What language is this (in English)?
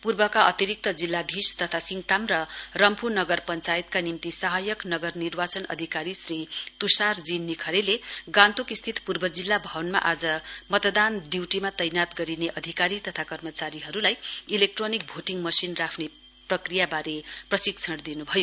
Nepali